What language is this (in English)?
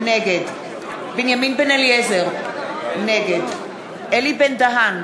Hebrew